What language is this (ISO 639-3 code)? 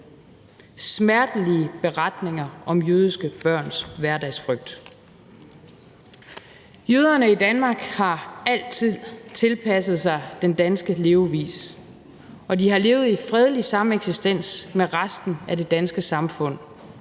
dan